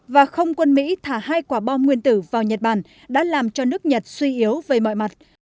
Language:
Vietnamese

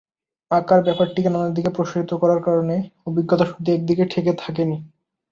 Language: Bangla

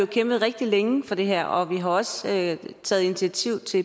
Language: Danish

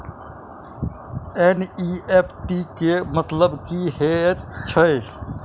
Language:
Maithili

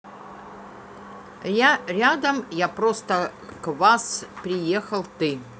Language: Russian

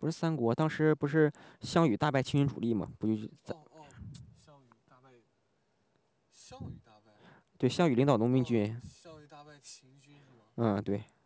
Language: Chinese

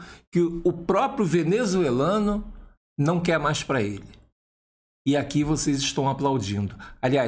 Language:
Portuguese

